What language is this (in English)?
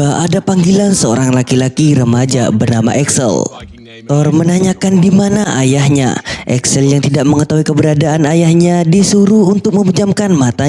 Indonesian